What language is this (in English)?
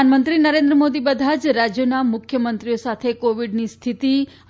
Gujarati